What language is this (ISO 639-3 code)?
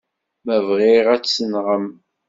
kab